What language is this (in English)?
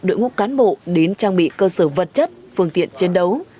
Vietnamese